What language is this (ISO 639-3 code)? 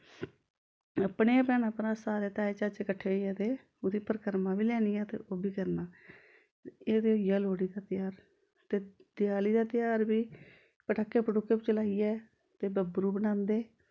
doi